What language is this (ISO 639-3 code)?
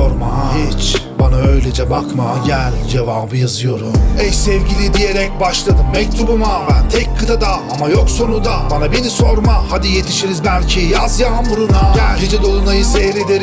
tur